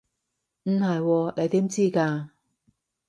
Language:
Cantonese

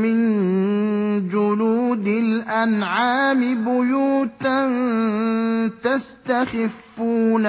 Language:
Arabic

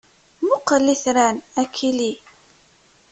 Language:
Kabyle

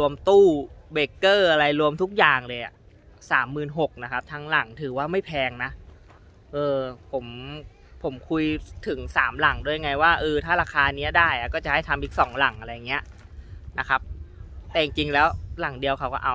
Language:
Thai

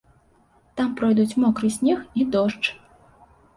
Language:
Belarusian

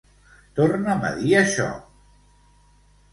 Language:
Catalan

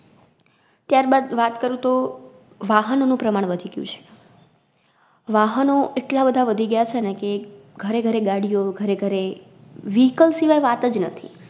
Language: Gujarati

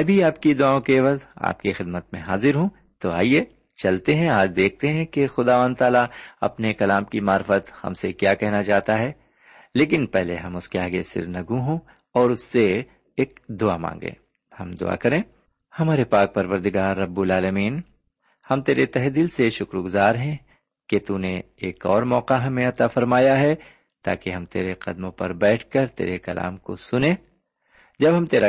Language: Urdu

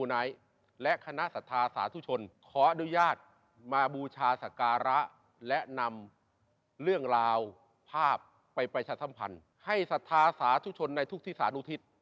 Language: Thai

